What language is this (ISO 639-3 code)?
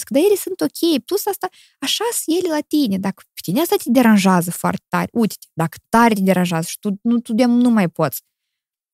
ron